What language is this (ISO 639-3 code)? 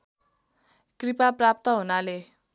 nep